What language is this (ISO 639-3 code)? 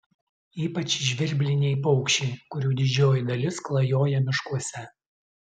lit